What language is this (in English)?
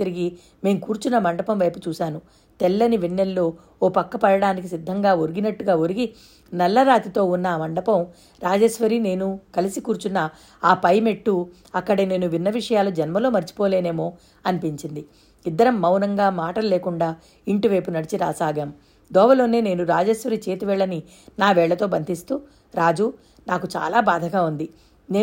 Telugu